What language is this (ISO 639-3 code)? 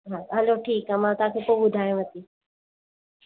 snd